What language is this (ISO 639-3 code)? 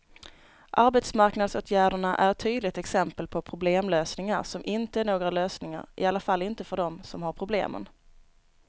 swe